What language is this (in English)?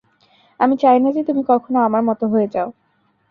Bangla